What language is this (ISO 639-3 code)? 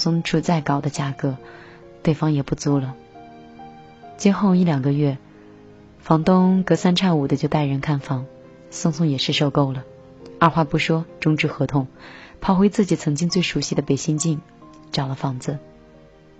zho